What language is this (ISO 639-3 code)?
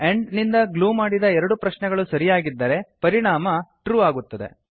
kan